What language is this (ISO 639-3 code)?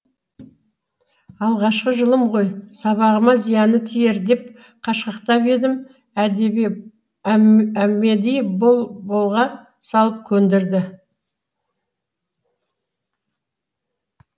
kaz